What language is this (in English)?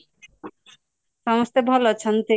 Odia